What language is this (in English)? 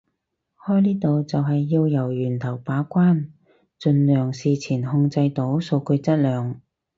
Cantonese